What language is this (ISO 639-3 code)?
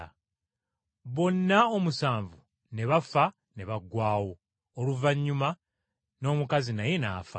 lug